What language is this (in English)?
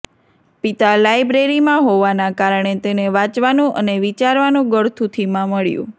Gujarati